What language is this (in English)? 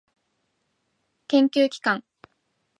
Japanese